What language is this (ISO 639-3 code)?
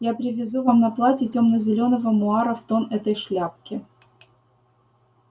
rus